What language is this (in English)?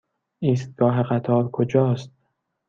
Persian